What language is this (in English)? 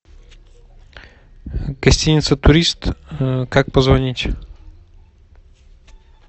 Russian